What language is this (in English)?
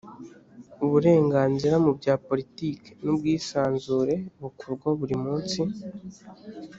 Kinyarwanda